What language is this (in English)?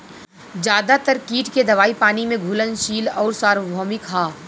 Bhojpuri